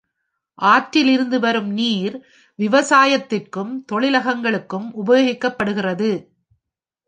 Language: Tamil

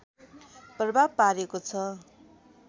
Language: Nepali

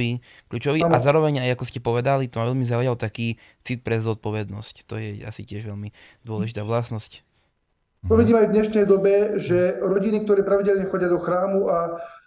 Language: Slovak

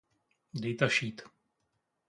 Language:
Czech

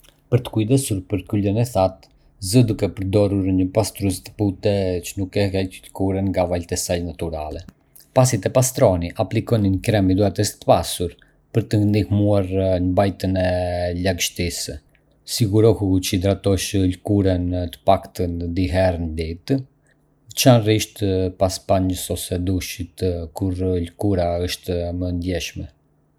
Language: Arbëreshë Albanian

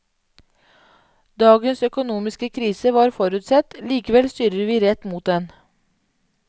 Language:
Norwegian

